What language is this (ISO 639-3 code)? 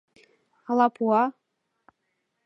chm